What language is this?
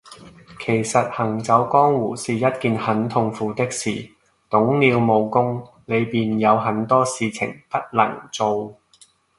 Cantonese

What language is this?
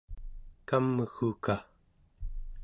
Central Yupik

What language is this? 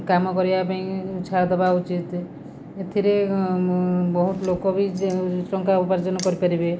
Odia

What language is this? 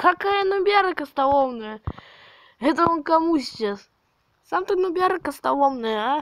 Russian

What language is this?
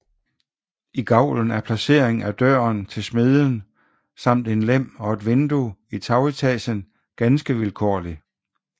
Danish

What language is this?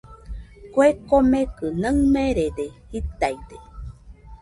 Nüpode Huitoto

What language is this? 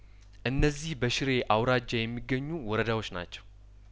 Amharic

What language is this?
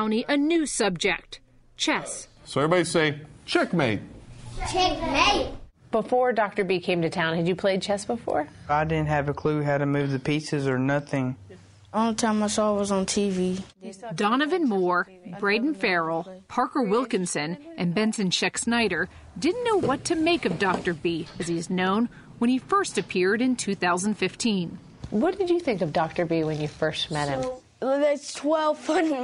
English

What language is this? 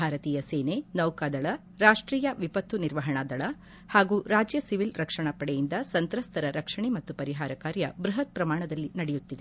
Kannada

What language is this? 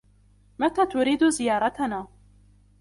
Arabic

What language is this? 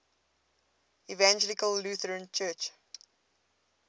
English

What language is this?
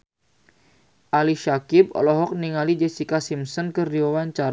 Sundanese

